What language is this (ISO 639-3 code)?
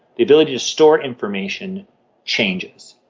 eng